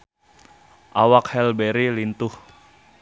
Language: Sundanese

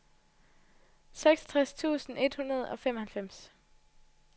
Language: Danish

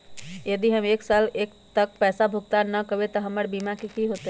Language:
Magahi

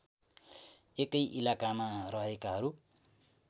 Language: Nepali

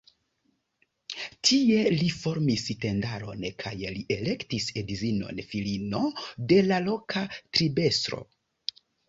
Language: Esperanto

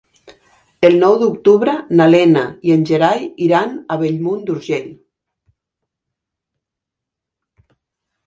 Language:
Catalan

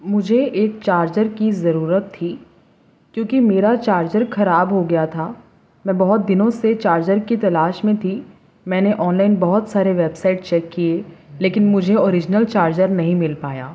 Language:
Urdu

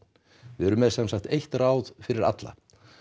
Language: Icelandic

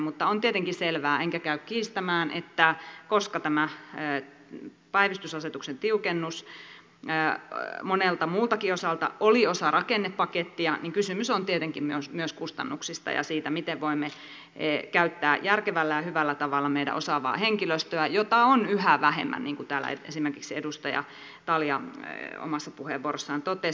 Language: Finnish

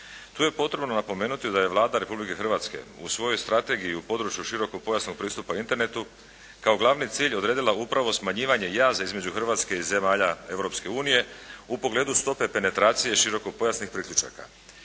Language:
Croatian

